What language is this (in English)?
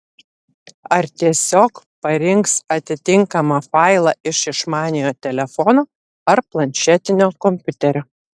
Lithuanian